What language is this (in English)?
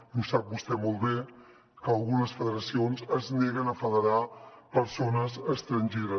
Catalan